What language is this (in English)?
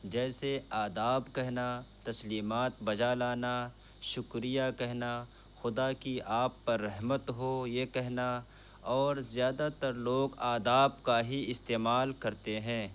Urdu